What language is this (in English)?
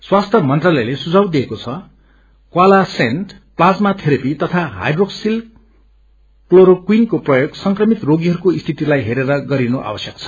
Nepali